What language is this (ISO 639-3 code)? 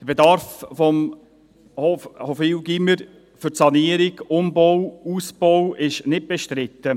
gsw